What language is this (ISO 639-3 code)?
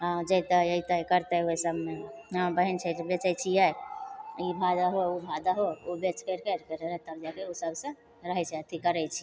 mai